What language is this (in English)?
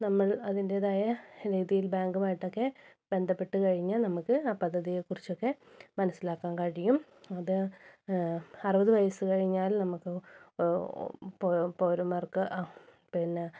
Malayalam